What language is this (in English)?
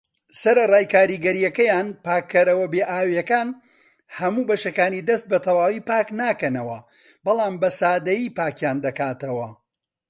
Central Kurdish